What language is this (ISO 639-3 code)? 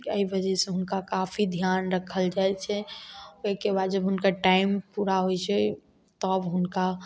mai